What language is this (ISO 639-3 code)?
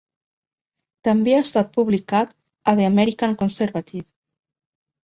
cat